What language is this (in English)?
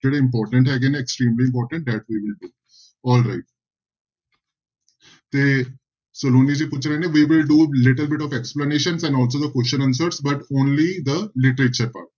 Punjabi